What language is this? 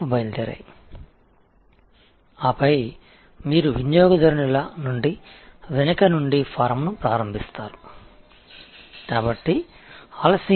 Tamil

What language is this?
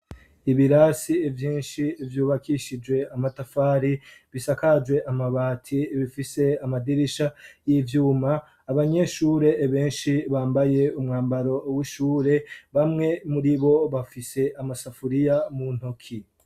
Rundi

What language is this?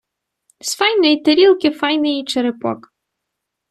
Ukrainian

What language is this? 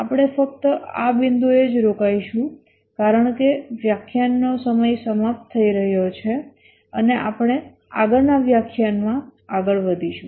Gujarati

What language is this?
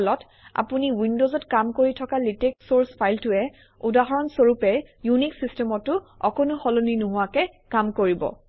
Assamese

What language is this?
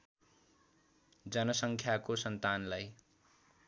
Nepali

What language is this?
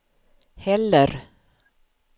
Swedish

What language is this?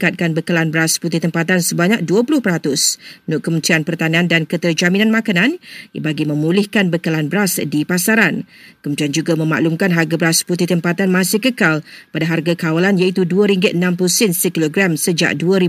Malay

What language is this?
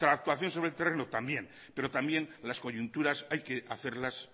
Spanish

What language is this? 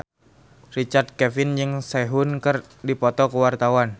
Sundanese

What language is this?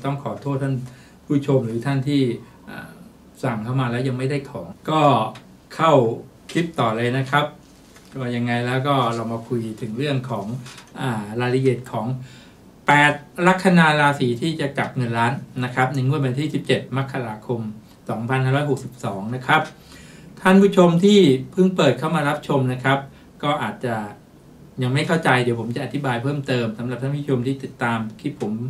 Thai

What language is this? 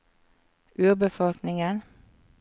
Norwegian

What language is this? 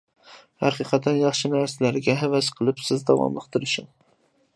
Uyghur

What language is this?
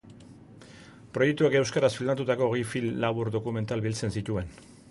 Basque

